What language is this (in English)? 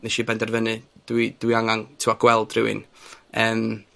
Welsh